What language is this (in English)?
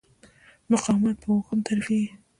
Pashto